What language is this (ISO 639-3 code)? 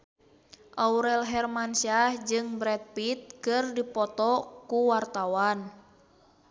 sun